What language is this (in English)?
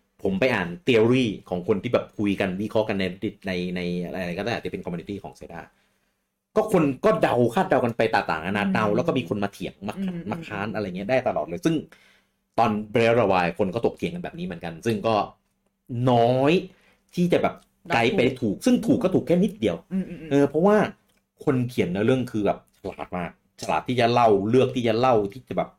Thai